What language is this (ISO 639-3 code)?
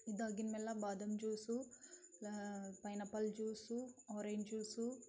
kan